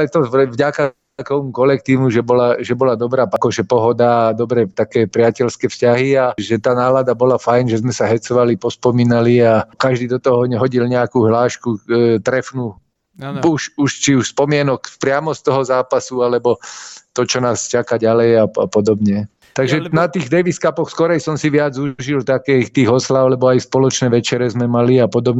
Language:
Slovak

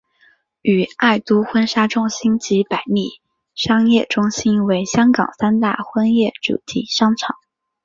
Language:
Chinese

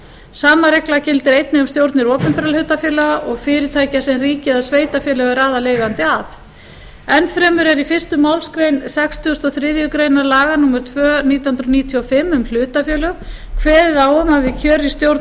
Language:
Icelandic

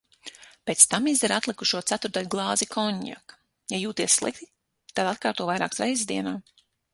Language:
Latvian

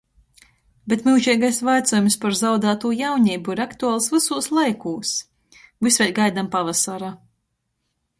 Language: Latgalian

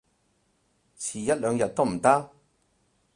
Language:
Cantonese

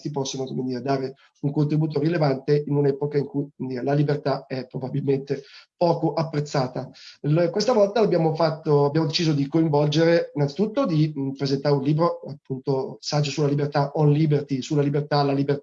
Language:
Italian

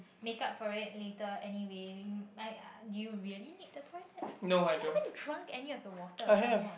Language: English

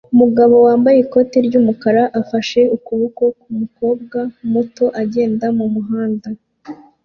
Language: Kinyarwanda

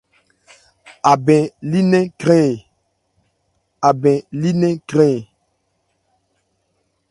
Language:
Ebrié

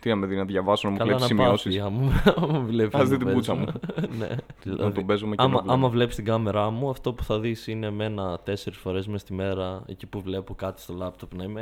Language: Greek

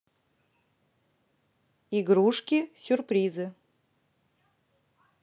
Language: Russian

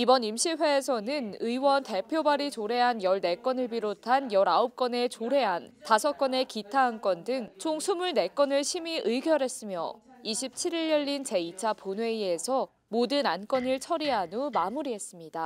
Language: Korean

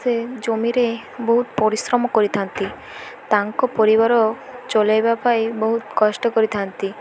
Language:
Odia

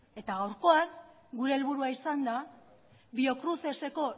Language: Basque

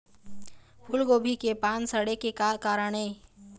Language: Chhattisgarhi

